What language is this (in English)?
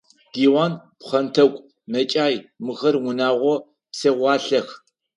Adyghe